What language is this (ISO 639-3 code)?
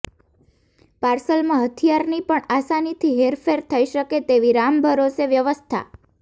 guj